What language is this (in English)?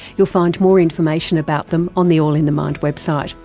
English